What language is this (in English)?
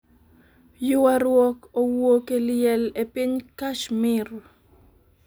Luo (Kenya and Tanzania)